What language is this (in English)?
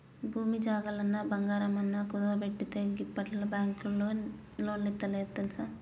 Telugu